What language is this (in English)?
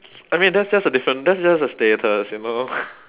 English